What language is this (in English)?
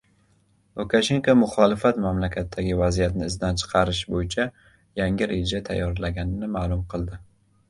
Uzbek